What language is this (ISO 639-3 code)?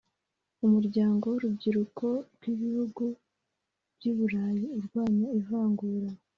kin